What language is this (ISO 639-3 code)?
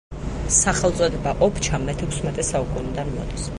kat